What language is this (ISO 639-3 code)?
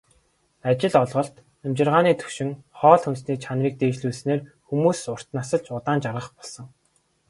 mon